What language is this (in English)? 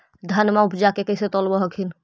Magahi